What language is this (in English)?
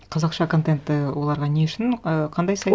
Kazakh